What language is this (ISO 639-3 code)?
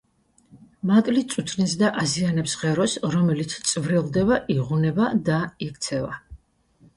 kat